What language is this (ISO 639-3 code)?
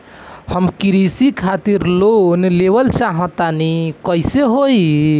bho